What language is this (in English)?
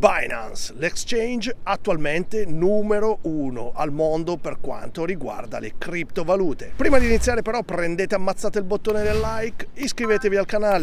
Italian